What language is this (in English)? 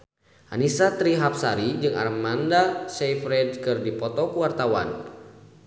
Sundanese